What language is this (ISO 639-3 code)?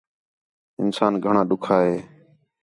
xhe